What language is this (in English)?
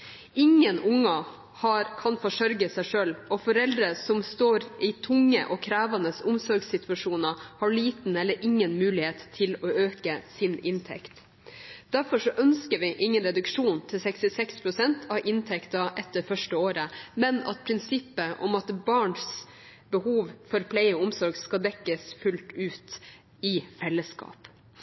Norwegian Bokmål